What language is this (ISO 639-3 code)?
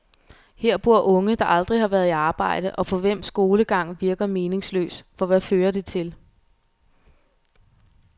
dan